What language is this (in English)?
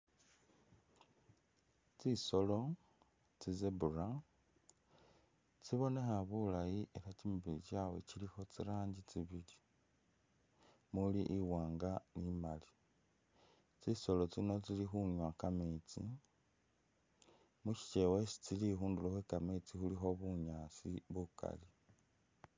Masaaba